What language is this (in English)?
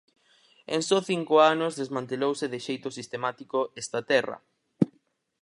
Galician